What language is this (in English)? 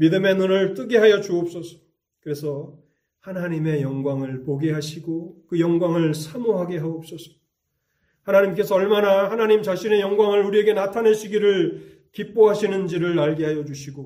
Korean